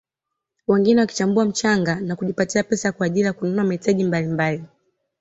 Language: Swahili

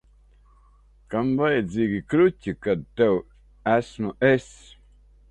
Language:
Latvian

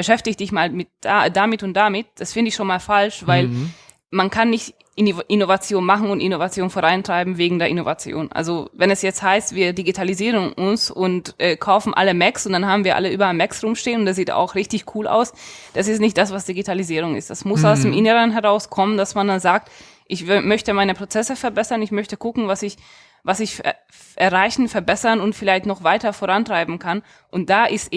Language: German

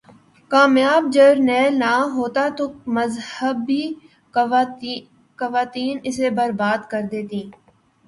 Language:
Urdu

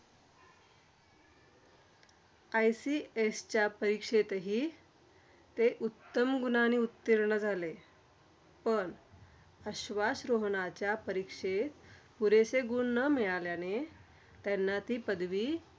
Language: Marathi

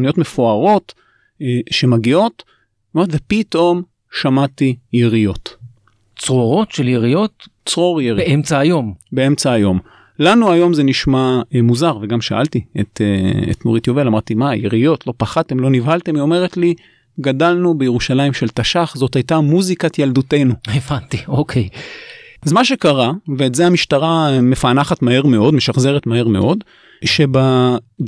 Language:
Hebrew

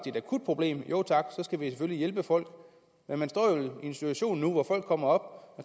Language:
Danish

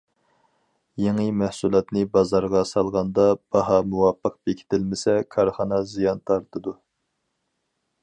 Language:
Uyghur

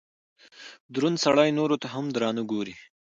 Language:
Pashto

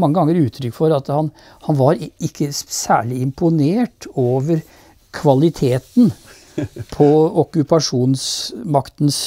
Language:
Norwegian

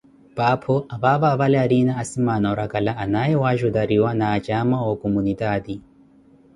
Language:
Koti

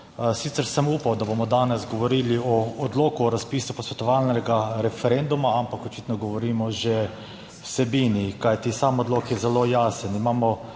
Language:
Slovenian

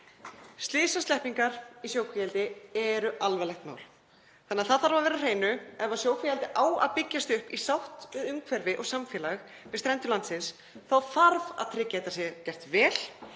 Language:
Icelandic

